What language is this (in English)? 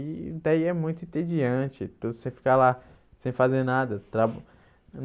Portuguese